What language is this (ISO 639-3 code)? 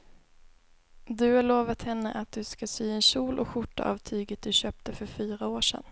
swe